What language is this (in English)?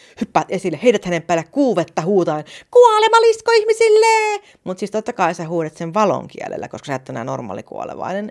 Finnish